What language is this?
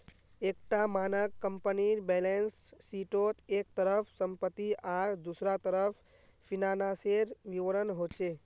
Magahi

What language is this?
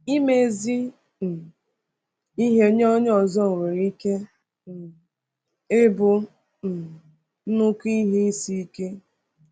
Igbo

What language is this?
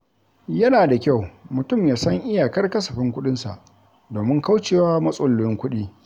Hausa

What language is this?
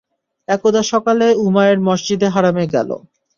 Bangla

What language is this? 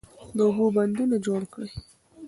Pashto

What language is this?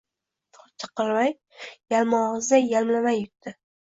Uzbek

